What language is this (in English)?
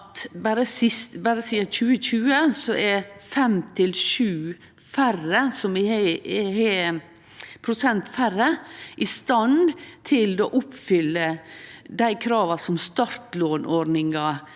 Norwegian